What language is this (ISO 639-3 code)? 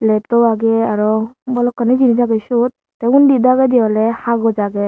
ccp